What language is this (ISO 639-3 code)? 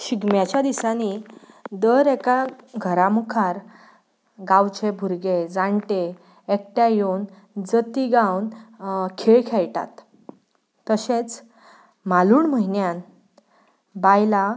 kok